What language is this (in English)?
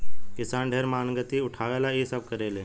Bhojpuri